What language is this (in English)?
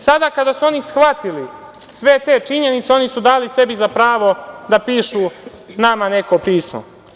Serbian